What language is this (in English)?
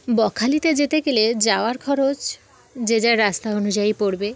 Bangla